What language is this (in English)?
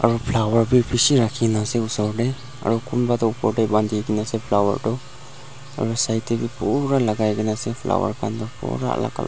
Naga Pidgin